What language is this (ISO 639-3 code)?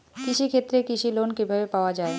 ben